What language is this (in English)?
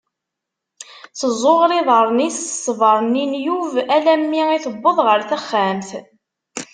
Kabyle